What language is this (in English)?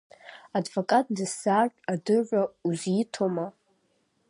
Abkhazian